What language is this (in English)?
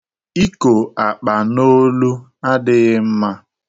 Igbo